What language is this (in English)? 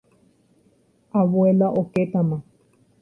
Guarani